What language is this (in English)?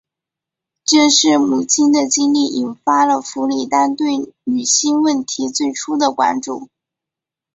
Chinese